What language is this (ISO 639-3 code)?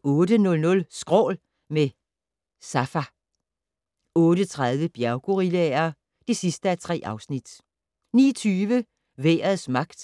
dan